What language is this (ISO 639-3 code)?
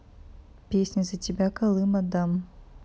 rus